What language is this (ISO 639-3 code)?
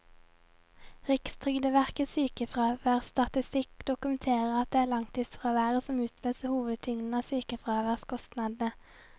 nor